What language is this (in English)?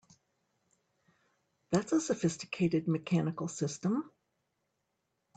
English